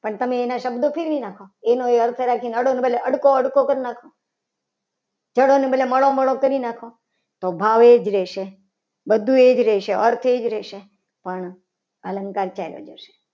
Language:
Gujarati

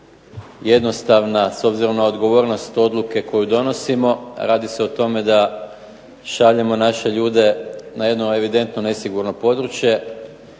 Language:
Croatian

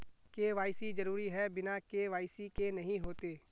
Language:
Magahi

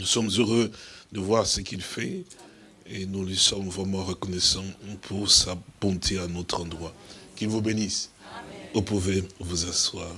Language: French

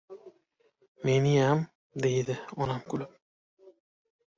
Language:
Uzbek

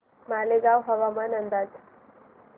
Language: Marathi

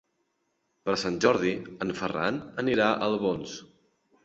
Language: Catalan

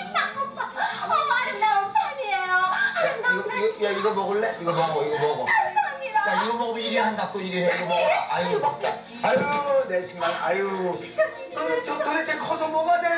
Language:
Korean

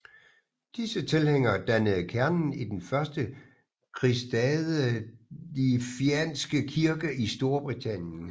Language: Danish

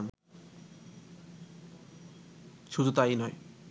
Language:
Bangla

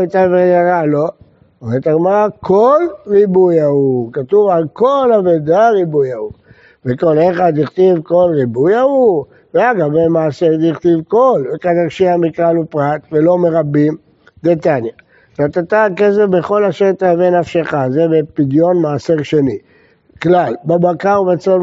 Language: Hebrew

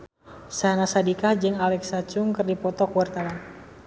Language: Sundanese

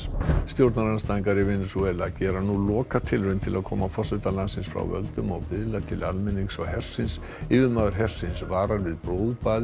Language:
Icelandic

